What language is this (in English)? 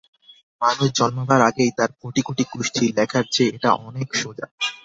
Bangla